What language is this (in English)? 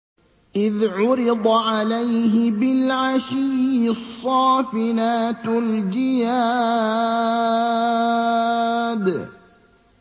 Arabic